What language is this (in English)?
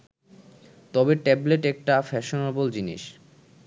Bangla